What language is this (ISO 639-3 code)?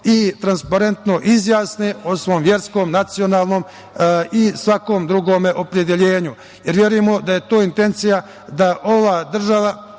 srp